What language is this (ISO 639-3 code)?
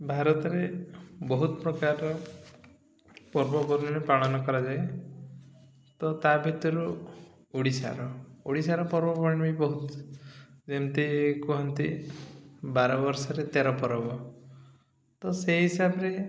ori